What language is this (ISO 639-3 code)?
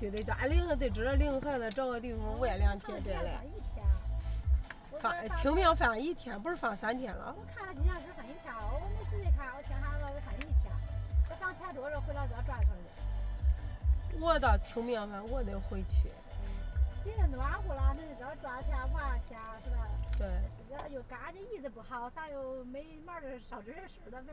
zho